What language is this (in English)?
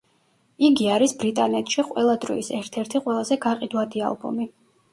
Georgian